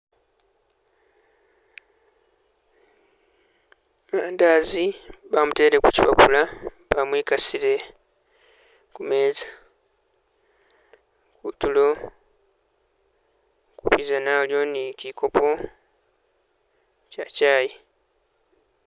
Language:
Masaaba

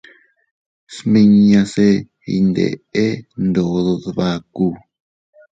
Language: Teutila Cuicatec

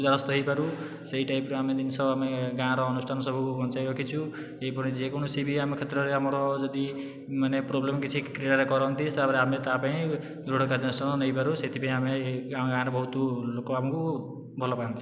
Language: Odia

